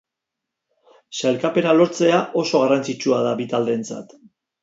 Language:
Basque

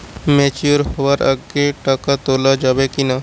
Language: Bangla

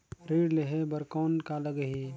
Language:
Chhattisgarhi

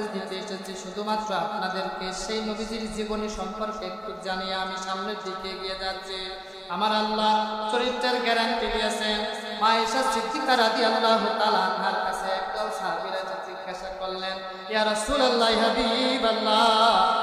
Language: Arabic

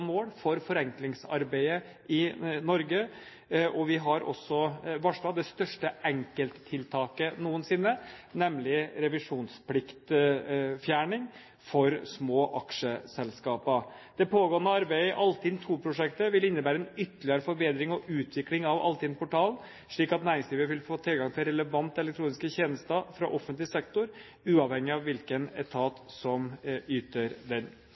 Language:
Norwegian Bokmål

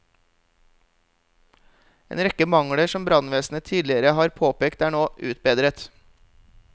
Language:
Norwegian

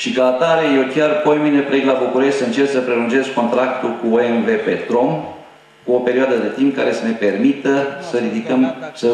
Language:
Romanian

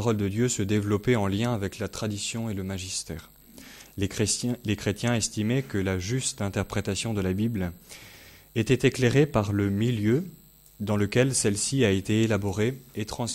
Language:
French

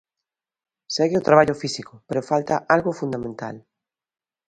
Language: Galician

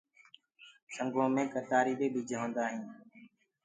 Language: Gurgula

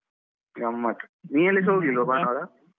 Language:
Kannada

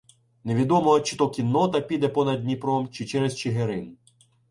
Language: Ukrainian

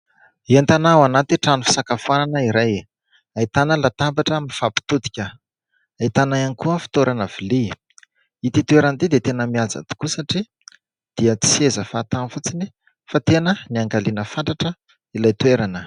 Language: Malagasy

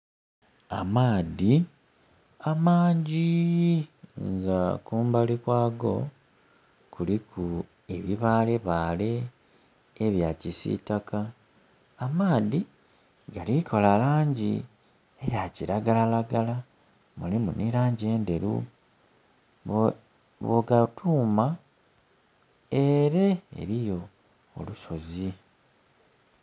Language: Soga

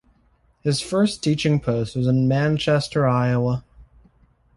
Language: English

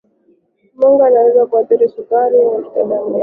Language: Swahili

